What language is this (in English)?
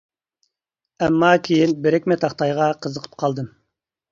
Uyghur